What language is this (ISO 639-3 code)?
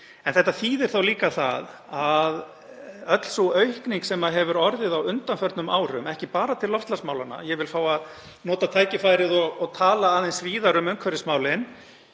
isl